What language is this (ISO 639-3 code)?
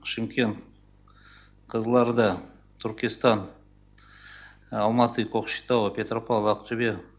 kaz